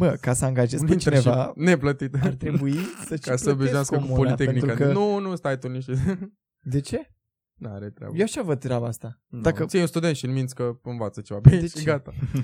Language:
Romanian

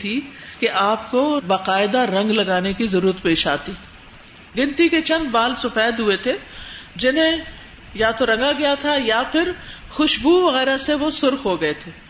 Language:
Urdu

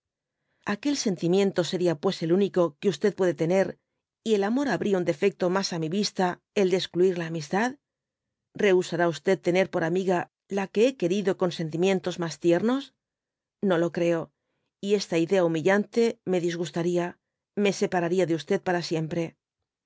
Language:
Spanish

